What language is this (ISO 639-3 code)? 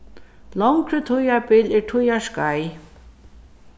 fao